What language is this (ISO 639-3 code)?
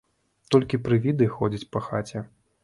bel